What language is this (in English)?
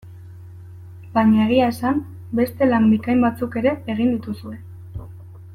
Basque